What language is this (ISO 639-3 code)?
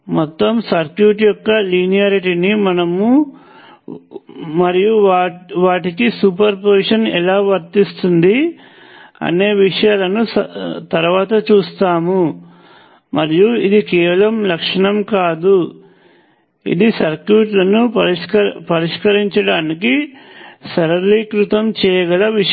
tel